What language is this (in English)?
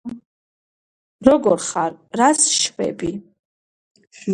Georgian